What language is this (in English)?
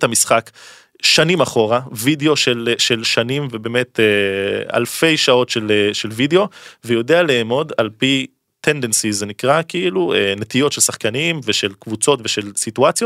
Hebrew